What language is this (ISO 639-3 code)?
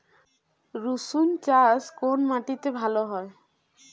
ben